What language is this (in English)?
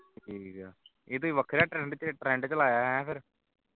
Punjabi